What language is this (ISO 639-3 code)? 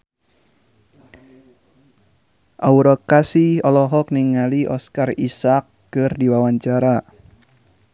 sun